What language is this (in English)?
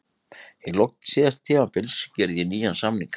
Icelandic